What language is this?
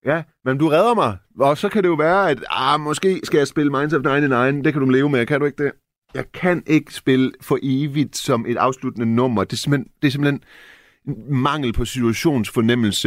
Danish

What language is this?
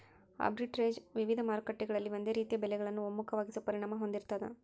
Kannada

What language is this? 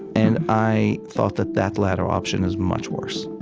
English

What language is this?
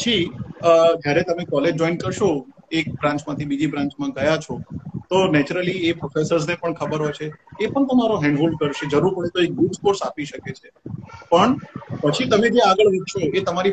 Gujarati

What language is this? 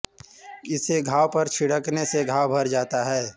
Hindi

